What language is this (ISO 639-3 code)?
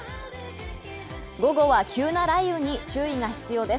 jpn